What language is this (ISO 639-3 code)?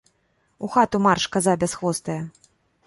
bel